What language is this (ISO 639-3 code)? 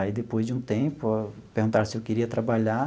por